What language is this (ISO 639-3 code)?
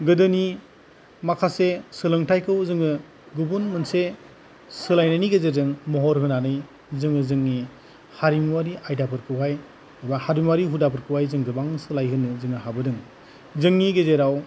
brx